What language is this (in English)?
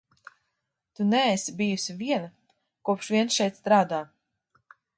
Latvian